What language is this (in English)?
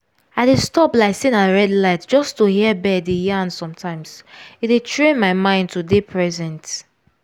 Nigerian Pidgin